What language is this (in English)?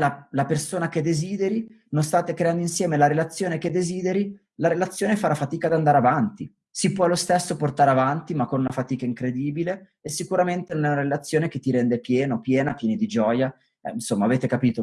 Italian